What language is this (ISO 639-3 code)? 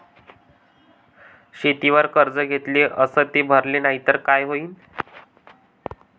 mar